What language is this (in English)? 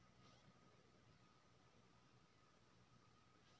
Maithili